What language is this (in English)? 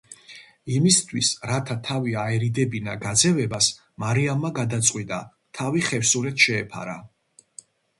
Georgian